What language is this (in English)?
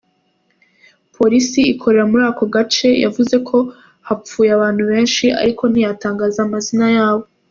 Kinyarwanda